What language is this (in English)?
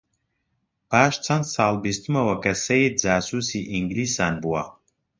Central Kurdish